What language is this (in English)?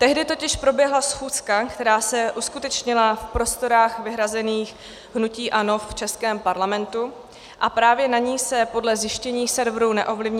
Czech